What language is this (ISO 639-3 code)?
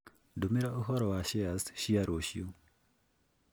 kik